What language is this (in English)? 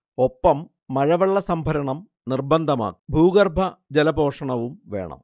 Malayalam